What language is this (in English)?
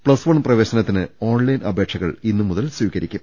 Malayalam